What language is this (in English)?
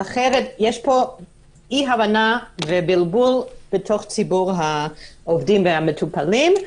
Hebrew